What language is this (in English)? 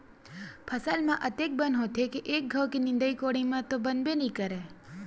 Chhattisgarhi